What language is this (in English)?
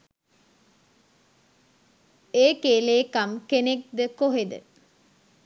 Sinhala